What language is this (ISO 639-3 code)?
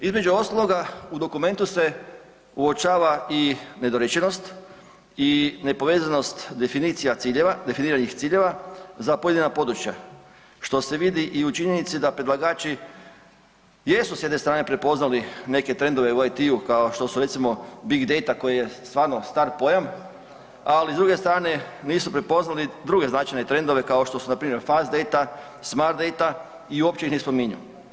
hrv